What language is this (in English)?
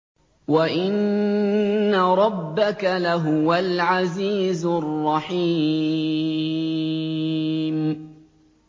Arabic